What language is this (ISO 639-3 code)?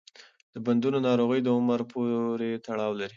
pus